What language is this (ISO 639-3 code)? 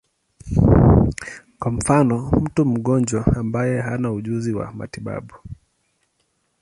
swa